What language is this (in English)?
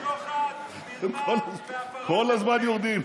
Hebrew